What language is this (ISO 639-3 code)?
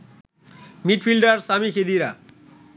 ben